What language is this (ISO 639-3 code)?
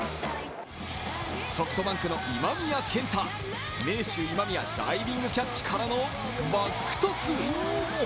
jpn